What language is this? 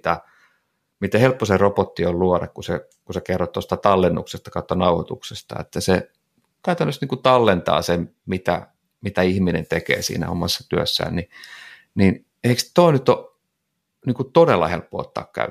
Finnish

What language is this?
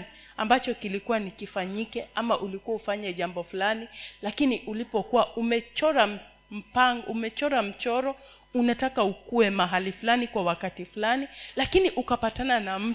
Swahili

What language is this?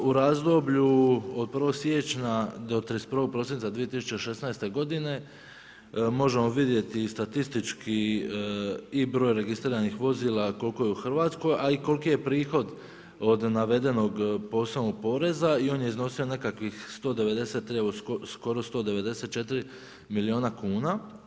Croatian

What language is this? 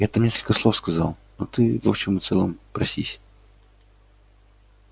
Russian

